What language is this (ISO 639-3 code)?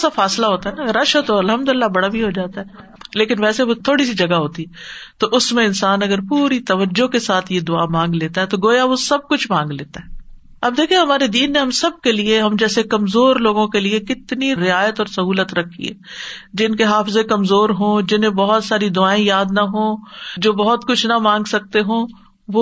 urd